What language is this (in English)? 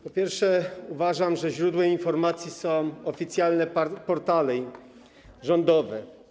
Polish